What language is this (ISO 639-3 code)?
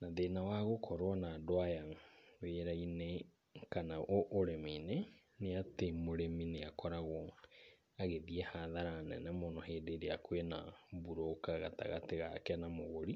kik